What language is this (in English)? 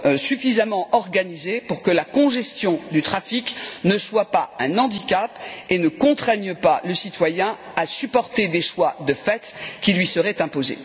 French